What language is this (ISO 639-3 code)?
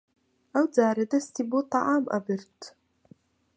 ckb